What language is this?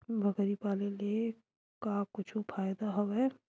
Chhattisgarhi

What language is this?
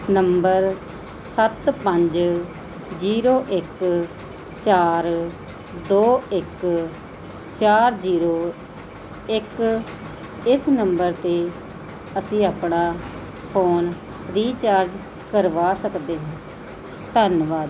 Punjabi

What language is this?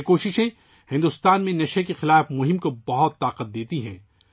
Urdu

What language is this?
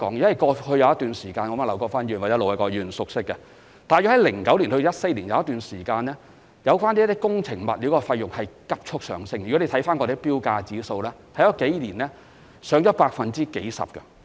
Cantonese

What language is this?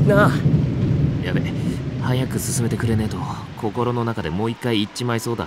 Japanese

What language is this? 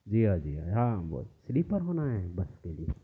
Urdu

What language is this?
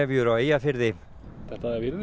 Icelandic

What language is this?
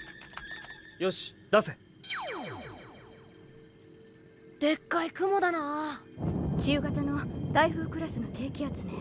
Japanese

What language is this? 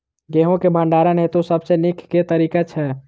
Maithili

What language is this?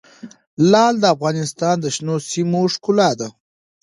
Pashto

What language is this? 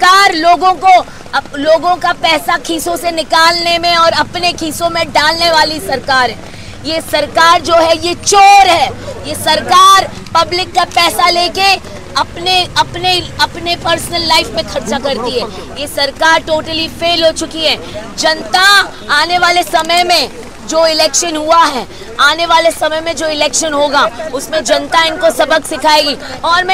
Hindi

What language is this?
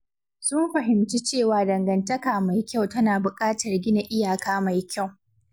Hausa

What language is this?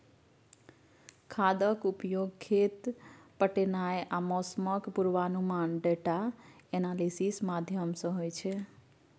Maithili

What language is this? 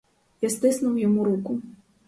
Ukrainian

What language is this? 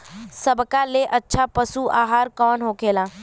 Bhojpuri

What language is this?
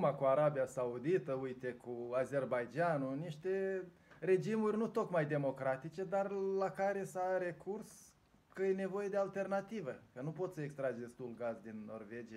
Romanian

